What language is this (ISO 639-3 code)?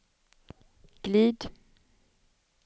swe